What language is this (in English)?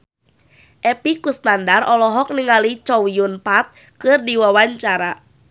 Sundanese